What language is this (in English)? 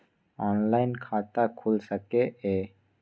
Maithili